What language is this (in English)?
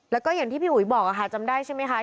Thai